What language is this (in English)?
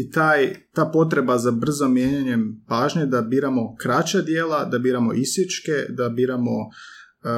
Croatian